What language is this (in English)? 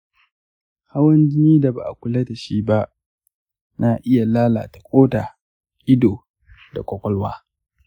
Hausa